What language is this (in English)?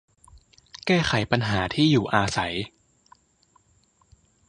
Thai